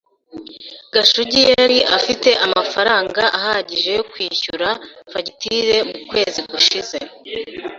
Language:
Kinyarwanda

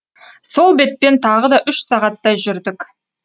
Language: Kazakh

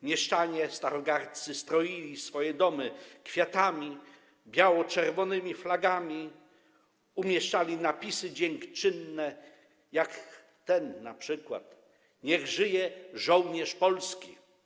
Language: Polish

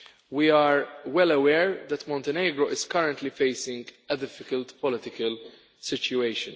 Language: English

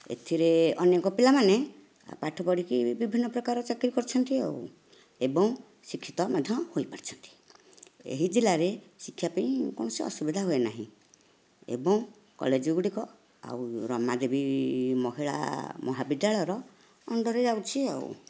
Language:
Odia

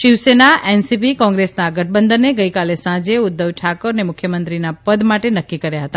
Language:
Gujarati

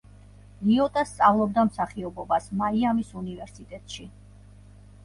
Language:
Georgian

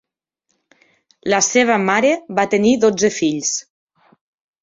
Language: Catalan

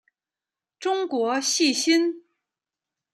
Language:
Chinese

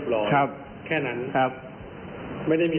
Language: Thai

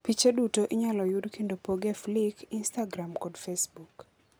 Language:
Luo (Kenya and Tanzania)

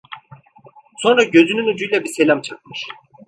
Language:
Turkish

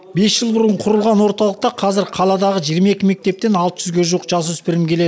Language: Kazakh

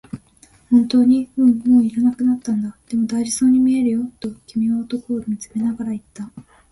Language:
Japanese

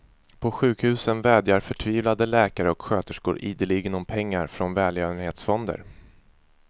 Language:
Swedish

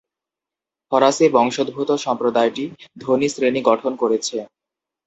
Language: Bangla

